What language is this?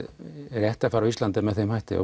Icelandic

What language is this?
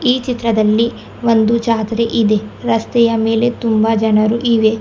Kannada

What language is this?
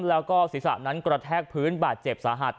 Thai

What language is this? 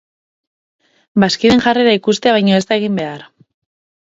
Basque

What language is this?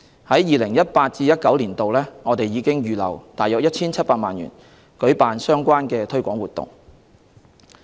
Cantonese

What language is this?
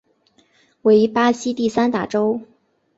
Chinese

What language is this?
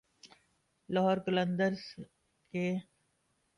Urdu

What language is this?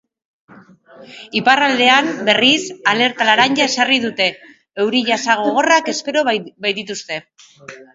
Basque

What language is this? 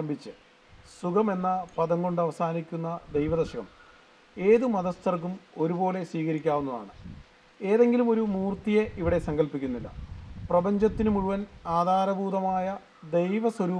Turkish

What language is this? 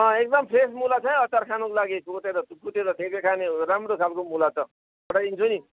Nepali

